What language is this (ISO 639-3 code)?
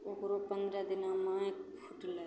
mai